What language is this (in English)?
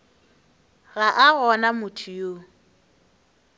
Northern Sotho